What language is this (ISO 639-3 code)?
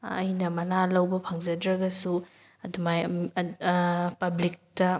mni